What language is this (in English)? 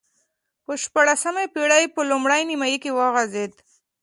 Pashto